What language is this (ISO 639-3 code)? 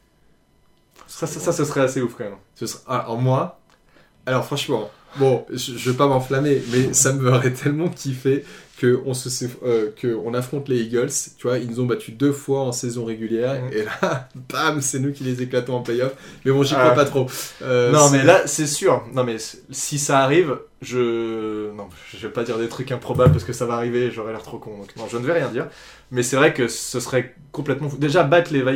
fra